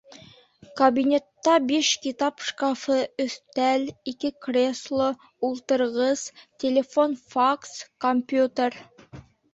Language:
Bashkir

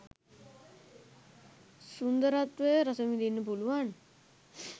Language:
Sinhala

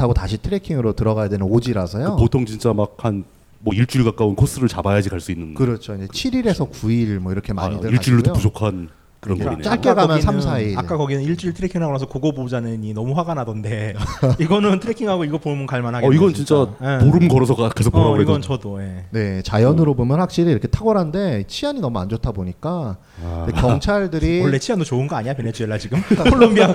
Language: Korean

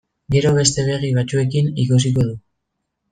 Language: Basque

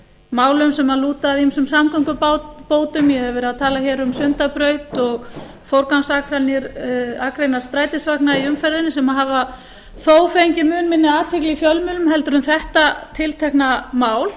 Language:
Icelandic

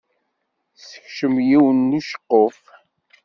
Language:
Kabyle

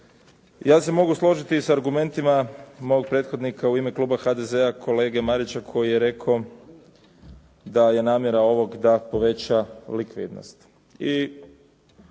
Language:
Croatian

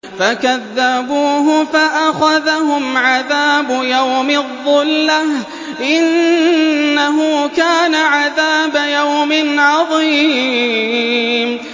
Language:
Arabic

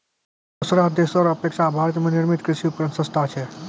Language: Maithili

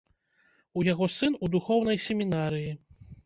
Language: Belarusian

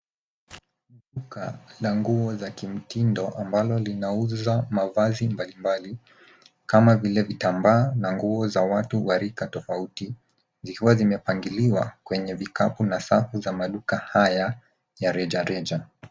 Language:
Swahili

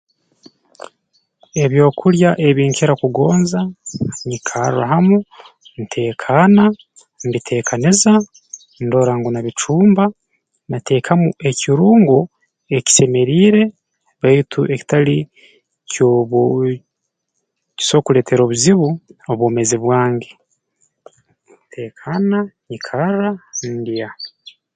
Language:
Tooro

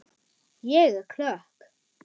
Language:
Icelandic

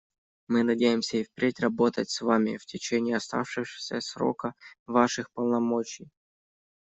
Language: Russian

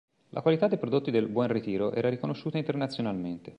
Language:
Italian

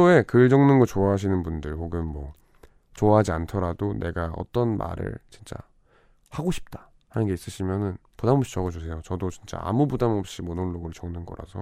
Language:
Korean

